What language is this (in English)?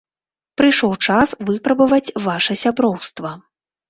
Belarusian